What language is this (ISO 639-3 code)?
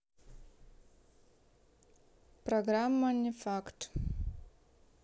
rus